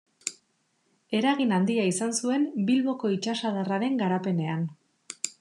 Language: Basque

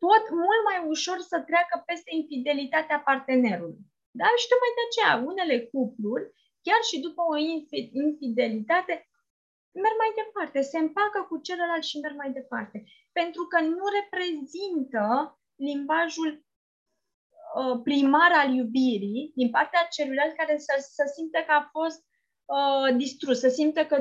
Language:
Romanian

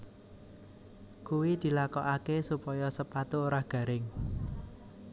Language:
Javanese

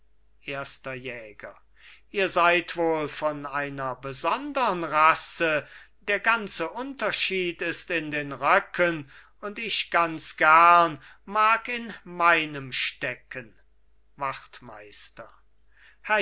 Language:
German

